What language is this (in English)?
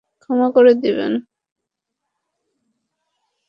Bangla